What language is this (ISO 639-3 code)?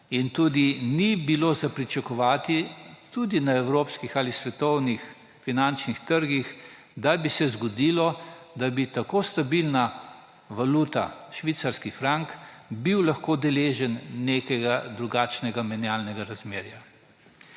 slv